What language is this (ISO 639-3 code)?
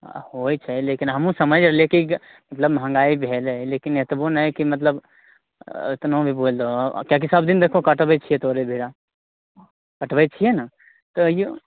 mai